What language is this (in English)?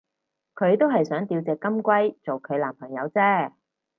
Cantonese